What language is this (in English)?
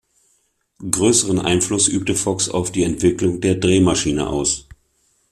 German